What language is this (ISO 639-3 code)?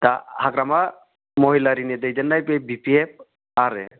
brx